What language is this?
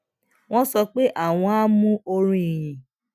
Yoruba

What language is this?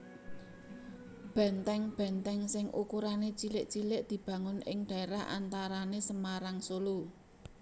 Javanese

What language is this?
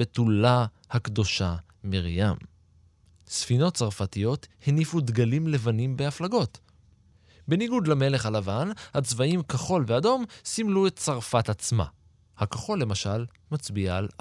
Hebrew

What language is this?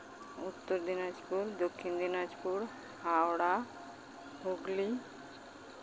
Santali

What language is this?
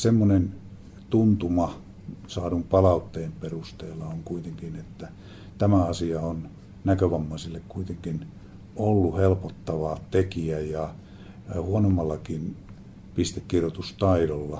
Finnish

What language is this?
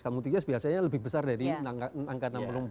Indonesian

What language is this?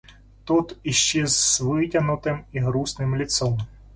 Russian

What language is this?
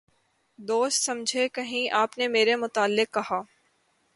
Urdu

